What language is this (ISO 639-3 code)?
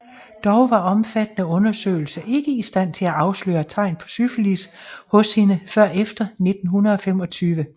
dan